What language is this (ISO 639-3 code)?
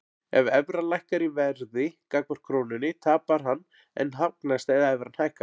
isl